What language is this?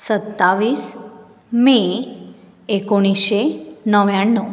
Konkani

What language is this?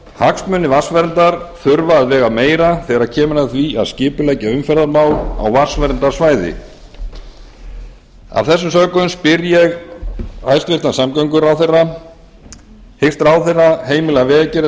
Icelandic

